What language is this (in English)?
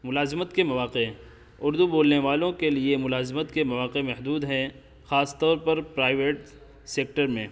Urdu